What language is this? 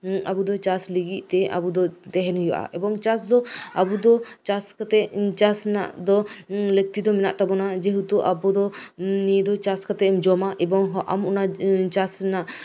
Santali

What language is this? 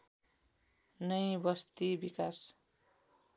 Nepali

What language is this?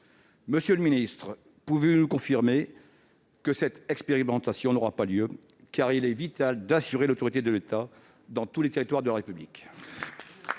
French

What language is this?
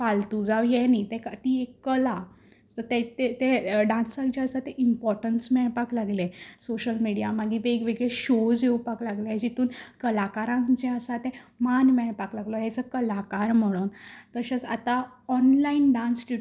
Konkani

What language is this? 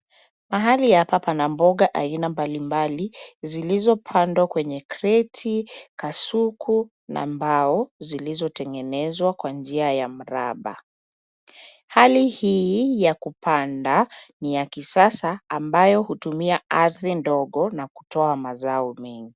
Swahili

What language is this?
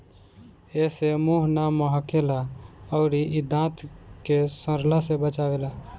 Bhojpuri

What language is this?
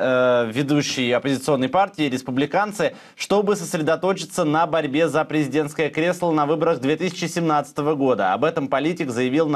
Russian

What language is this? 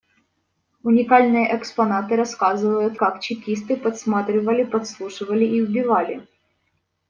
Russian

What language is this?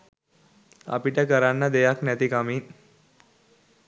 Sinhala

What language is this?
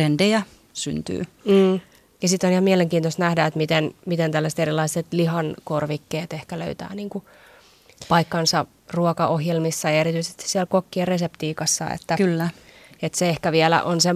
Finnish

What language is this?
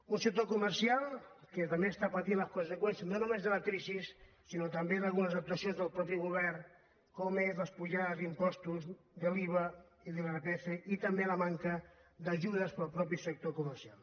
Catalan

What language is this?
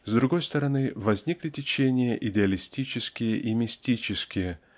Russian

